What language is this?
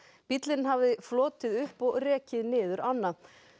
Icelandic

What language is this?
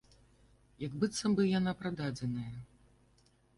Belarusian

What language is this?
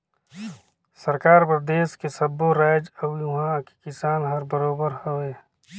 Chhattisgarhi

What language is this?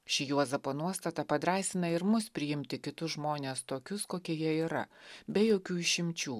Lithuanian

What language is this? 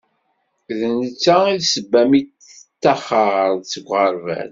Kabyle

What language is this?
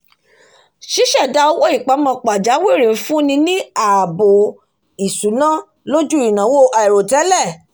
Yoruba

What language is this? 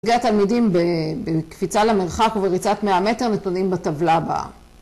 Hebrew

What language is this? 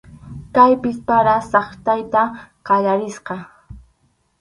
Arequipa-La Unión Quechua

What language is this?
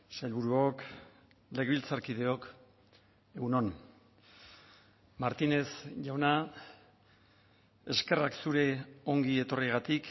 Basque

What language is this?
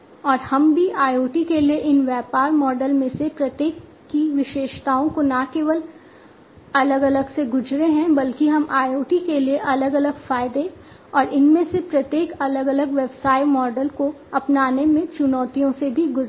Hindi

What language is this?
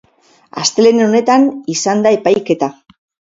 Basque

